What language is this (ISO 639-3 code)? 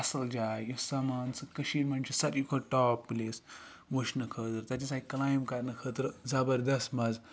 kas